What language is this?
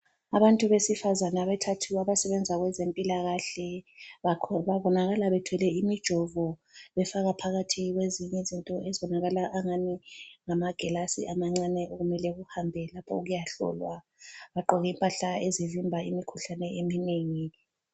North Ndebele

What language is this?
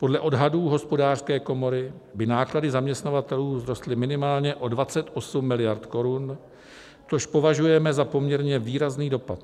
Czech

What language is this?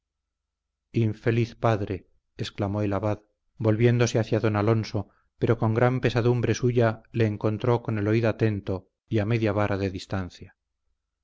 Spanish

